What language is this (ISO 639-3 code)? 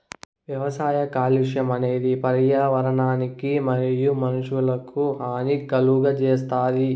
tel